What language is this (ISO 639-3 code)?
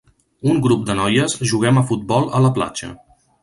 cat